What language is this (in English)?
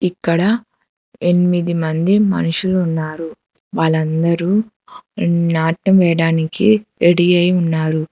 Telugu